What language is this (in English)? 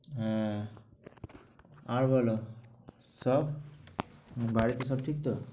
Bangla